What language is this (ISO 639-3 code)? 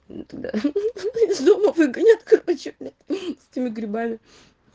rus